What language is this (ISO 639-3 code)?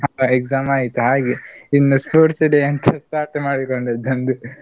kan